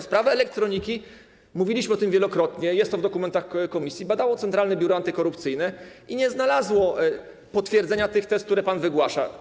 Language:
Polish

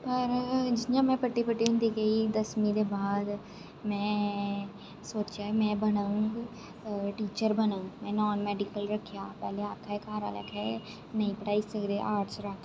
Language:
Dogri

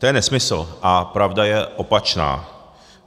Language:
Czech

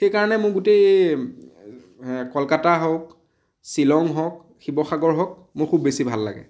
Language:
Assamese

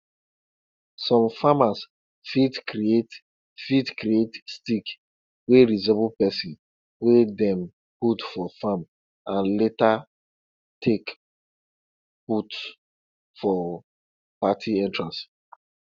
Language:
Nigerian Pidgin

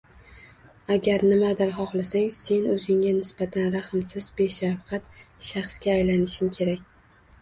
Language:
Uzbek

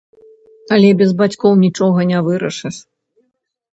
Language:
Belarusian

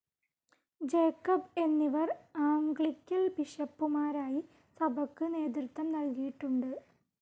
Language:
Malayalam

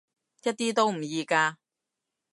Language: Cantonese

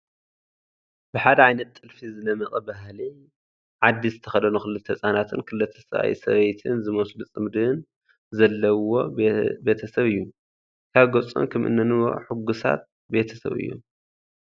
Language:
Tigrinya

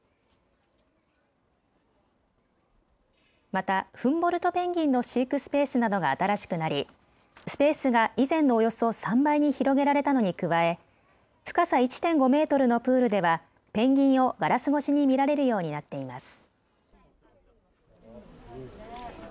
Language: Japanese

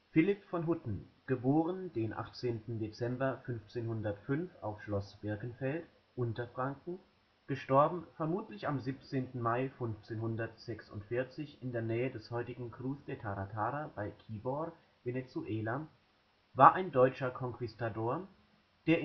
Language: German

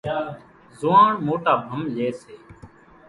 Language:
Kachi Koli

